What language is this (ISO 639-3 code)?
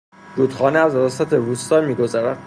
fas